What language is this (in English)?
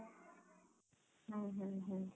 Odia